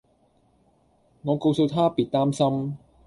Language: Cantonese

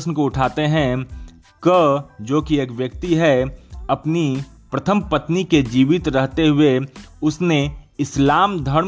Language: Hindi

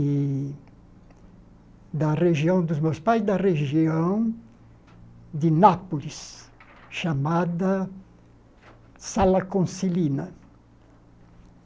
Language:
Portuguese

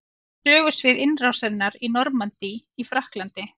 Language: Icelandic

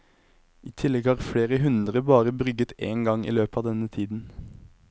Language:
Norwegian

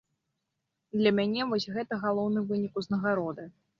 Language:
Belarusian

